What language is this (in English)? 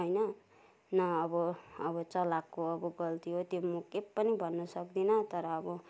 Nepali